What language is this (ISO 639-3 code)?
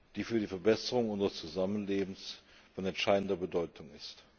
deu